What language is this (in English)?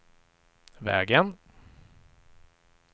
Swedish